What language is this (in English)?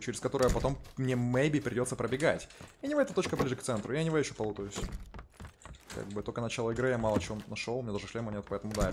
Russian